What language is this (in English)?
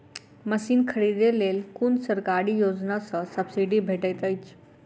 Maithili